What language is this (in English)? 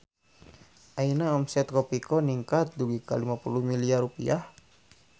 Sundanese